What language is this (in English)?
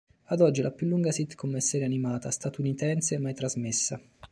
Italian